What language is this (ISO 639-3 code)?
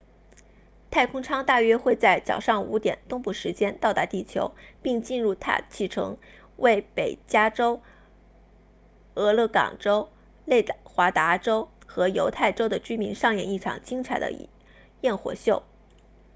zho